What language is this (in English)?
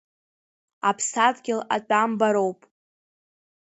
Abkhazian